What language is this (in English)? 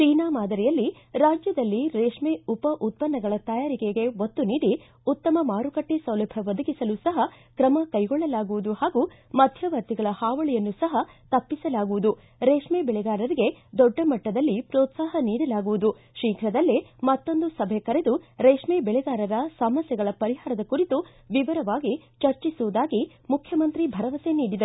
Kannada